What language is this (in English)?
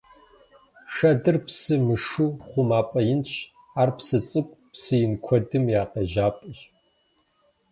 Kabardian